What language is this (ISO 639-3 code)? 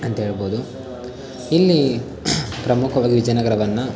kan